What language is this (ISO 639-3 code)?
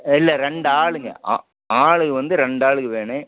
tam